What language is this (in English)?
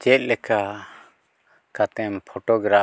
Santali